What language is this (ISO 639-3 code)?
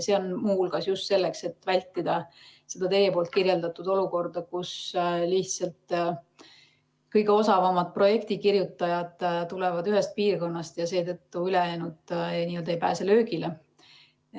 est